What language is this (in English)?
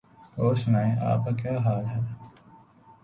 Urdu